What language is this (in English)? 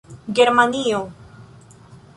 Esperanto